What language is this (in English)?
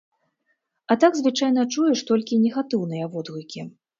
Belarusian